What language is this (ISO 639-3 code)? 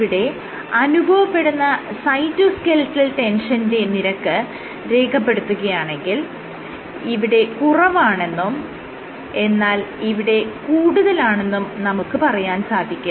mal